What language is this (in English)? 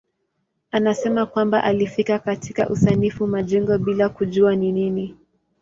Swahili